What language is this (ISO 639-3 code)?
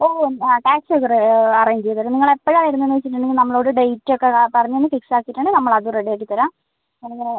mal